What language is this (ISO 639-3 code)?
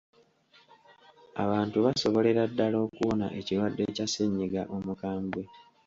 lug